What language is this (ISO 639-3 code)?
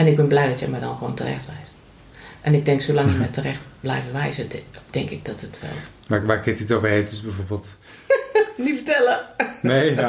nld